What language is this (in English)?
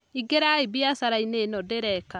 Kikuyu